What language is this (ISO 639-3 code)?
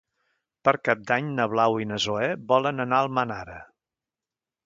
cat